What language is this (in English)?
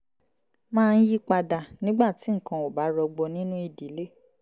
Yoruba